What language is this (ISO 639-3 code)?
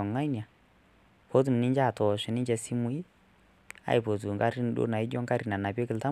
mas